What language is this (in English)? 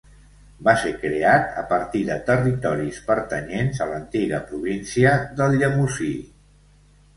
Catalan